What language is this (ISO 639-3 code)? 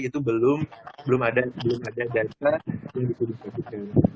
ind